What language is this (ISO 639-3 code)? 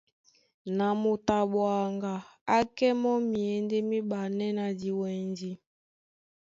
dua